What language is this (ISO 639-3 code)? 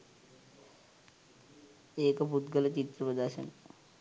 sin